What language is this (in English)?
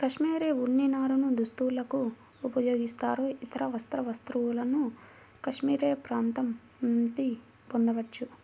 Telugu